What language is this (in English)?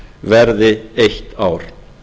Icelandic